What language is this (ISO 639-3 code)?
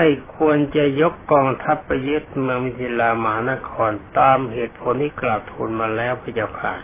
tha